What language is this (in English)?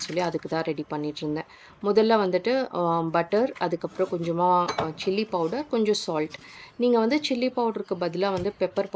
Tamil